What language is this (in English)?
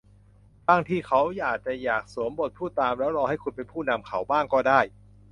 Thai